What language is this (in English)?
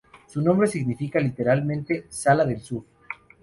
Spanish